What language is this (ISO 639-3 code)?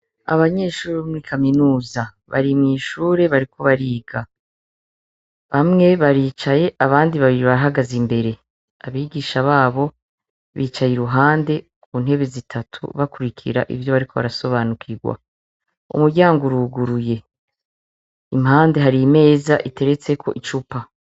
run